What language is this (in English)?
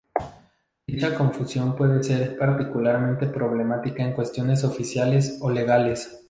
Spanish